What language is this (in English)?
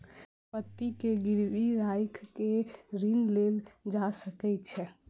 Maithili